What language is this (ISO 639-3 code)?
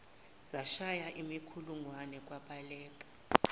zul